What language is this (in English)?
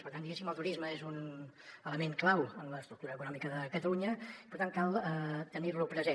Catalan